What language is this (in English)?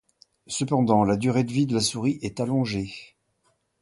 French